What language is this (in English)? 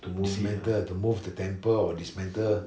English